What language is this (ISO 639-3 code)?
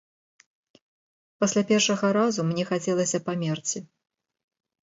bel